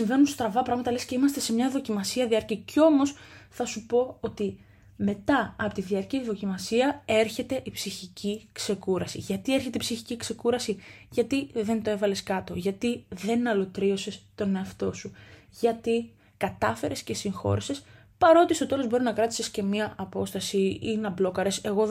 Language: Greek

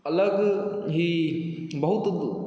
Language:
Maithili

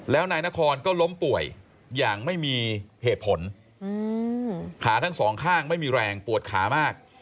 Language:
Thai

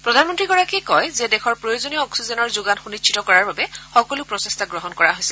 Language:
Assamese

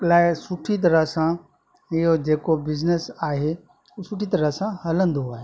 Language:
Sindhi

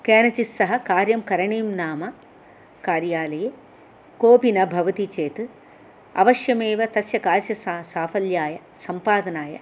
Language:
Sanskrit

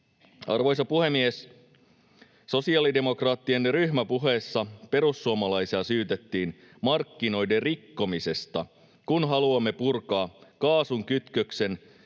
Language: Finnish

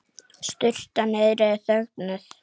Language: Icelandic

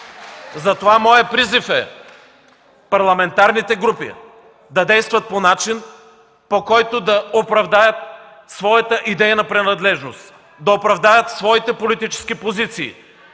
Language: Bulgarian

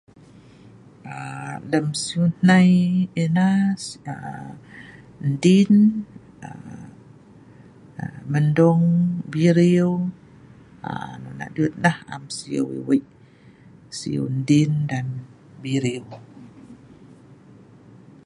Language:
Sa'ban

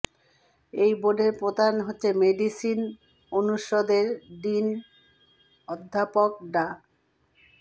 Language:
Bangla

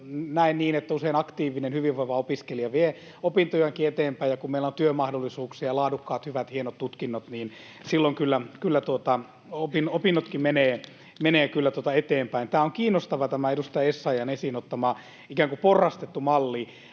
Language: Finnish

